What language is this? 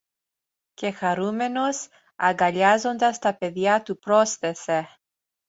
Greek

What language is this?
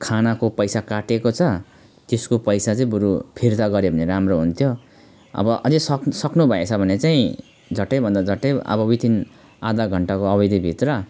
Nepali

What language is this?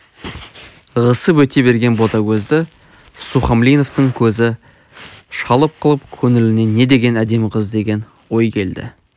Kazakh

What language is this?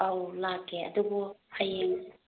Manipuri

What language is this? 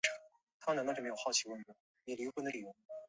Chinese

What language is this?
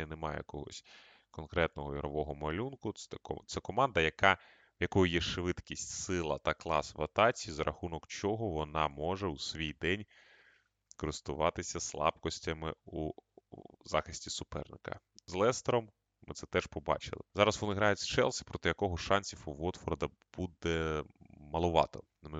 Ukrainian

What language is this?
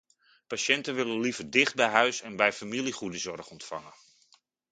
Dutch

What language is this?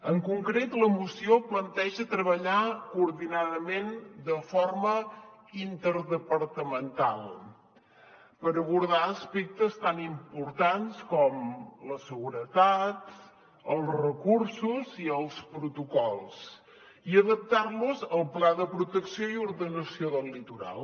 Catalan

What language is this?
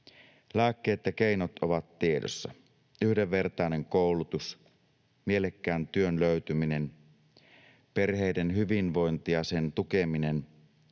Finnish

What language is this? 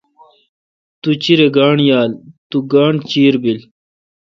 Kalkoti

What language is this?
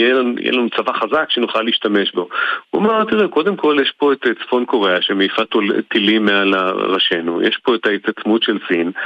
Hebrew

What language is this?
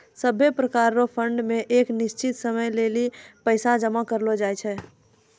Maithili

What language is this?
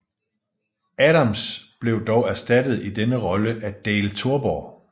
Danish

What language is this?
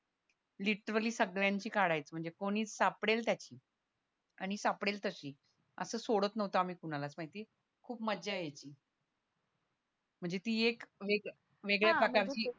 Marathi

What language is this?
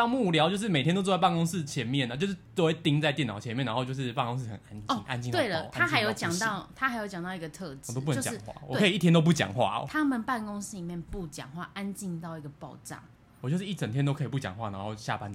Chinese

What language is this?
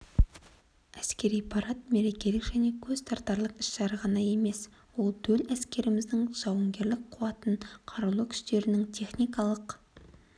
Kazakh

